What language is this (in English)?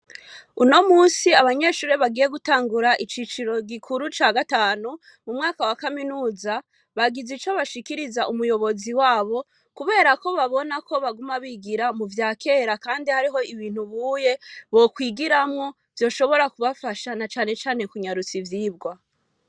Rundi